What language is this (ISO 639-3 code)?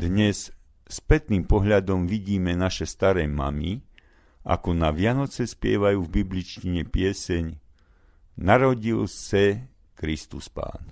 slk